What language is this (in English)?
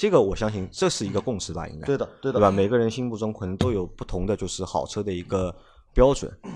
Chinese